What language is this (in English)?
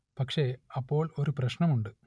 Malayalam